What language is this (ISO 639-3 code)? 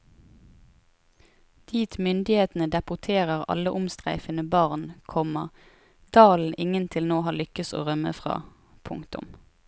nor